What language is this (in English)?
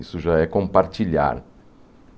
Portuguese